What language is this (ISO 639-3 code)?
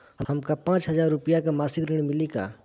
bho